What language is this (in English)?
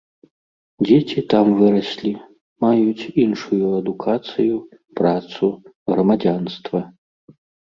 Belarusian